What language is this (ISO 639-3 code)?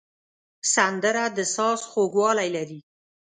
pus